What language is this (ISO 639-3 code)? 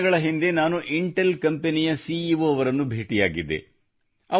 kan